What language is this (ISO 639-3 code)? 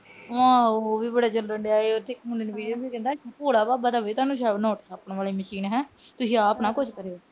pan